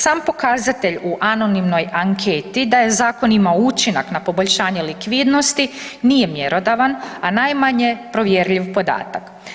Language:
Croatian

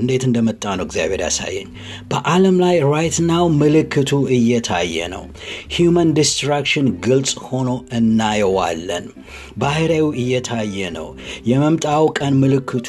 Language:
Amharic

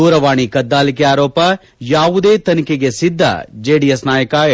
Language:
Kannada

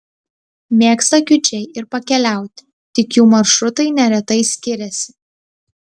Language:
Lithuanian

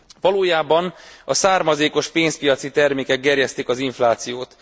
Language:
Hungarian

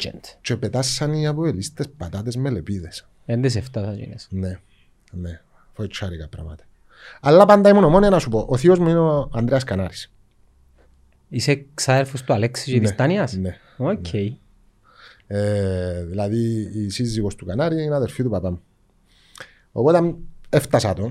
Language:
Greek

